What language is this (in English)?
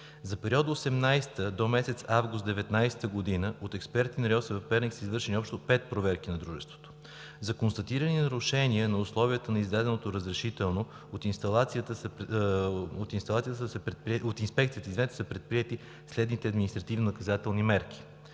Bulgarian